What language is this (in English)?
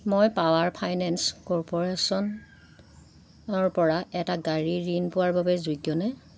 Assamese